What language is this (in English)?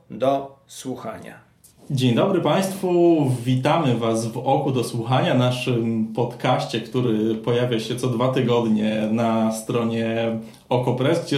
Polish